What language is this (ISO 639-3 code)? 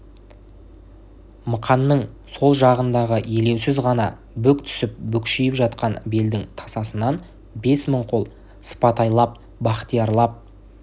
kaz